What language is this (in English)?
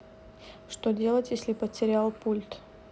Russian